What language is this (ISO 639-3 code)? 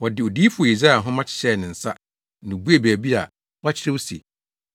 aka